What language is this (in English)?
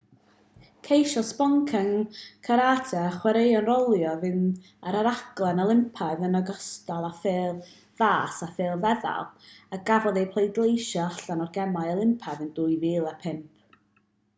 Welsh